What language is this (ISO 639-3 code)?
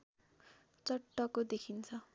nep